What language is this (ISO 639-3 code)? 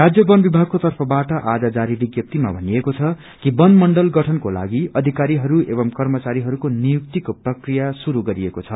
nep